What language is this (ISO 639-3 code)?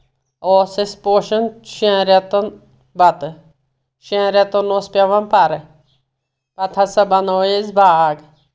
kas